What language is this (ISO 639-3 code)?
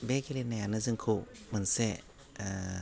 brx